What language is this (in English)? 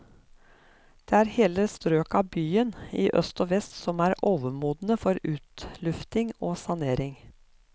Norwegian